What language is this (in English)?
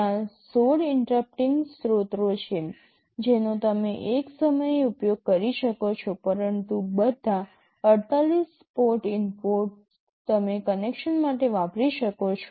Gujarati